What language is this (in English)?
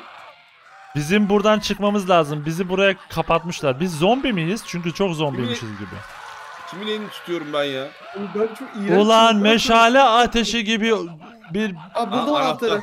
Turkish